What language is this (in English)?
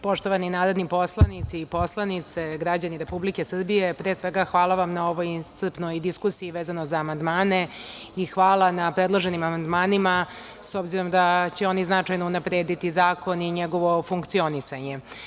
Serbian